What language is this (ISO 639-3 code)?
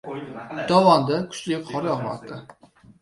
uzb